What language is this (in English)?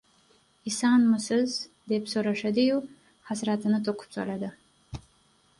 Uzbek